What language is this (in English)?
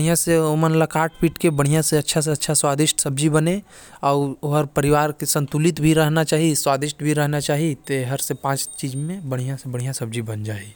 Korwa